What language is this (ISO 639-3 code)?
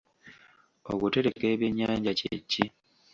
lug